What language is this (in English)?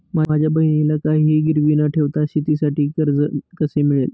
Marathi